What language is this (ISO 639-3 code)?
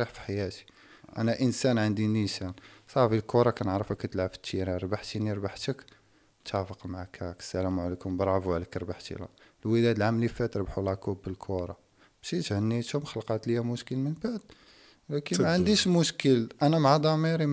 ara